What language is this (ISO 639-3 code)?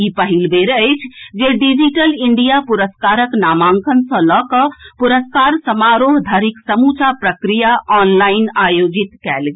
mai